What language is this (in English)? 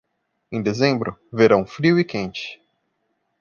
Portuguese